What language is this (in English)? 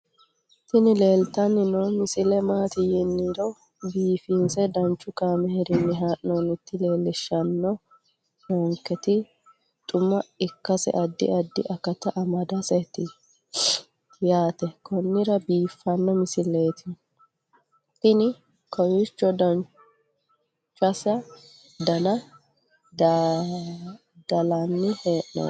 Sidamo